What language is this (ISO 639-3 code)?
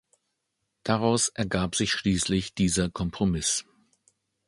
deu